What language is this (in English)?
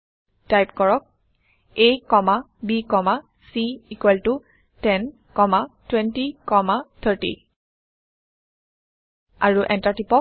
Assamese